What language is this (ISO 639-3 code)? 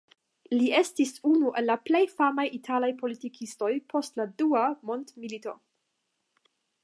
epo